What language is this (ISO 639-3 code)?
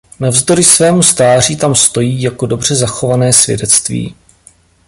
ces